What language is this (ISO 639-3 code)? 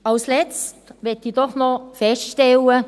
gsw